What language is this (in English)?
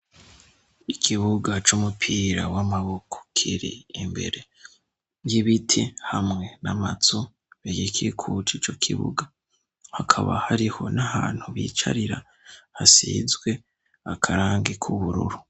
Rundi